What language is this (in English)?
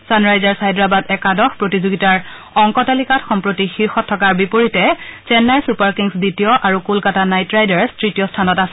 Assamese